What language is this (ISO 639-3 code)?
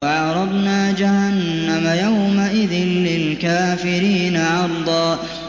ara